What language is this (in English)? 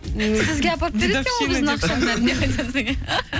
Kazakh